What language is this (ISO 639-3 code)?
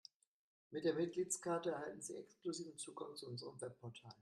deu